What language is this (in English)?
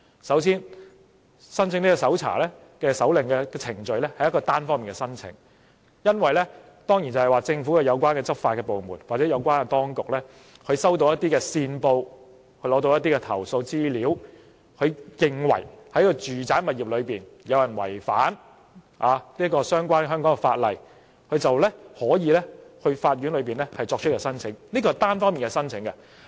Cantonese